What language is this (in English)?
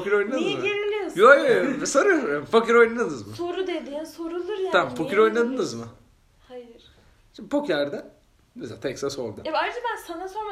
Turkish